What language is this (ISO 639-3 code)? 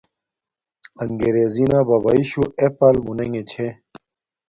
dmk